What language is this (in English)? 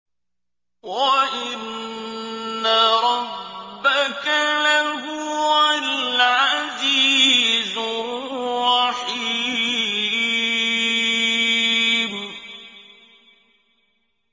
Arabic